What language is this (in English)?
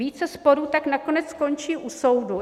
Czech